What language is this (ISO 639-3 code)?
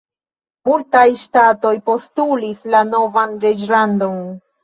epo